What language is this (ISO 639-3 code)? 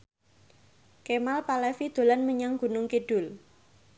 jav